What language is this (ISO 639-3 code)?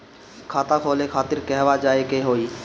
bho